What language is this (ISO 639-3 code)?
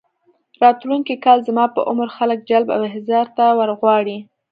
pus